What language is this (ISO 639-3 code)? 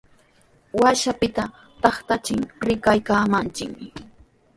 qws